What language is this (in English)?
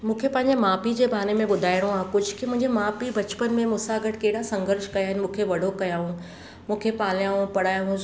Sindhi